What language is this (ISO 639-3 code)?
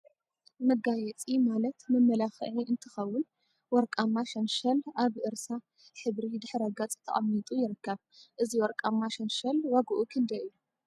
tir